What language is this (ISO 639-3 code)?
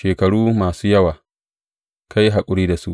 hau